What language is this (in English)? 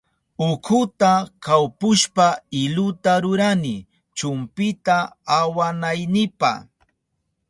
Southern Pastaza Quechua